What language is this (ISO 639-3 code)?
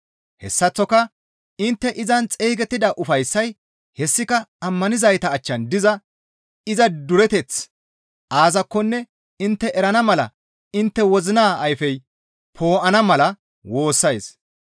gmv